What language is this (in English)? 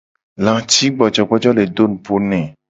Gen